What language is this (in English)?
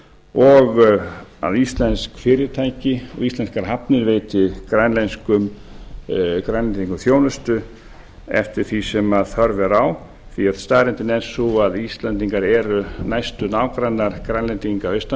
Icelandic